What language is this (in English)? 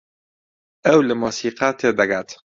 Central Kurdish